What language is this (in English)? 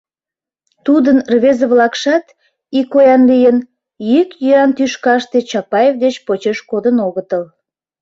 Mari